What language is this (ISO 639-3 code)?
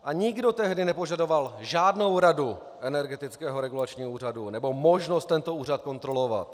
ces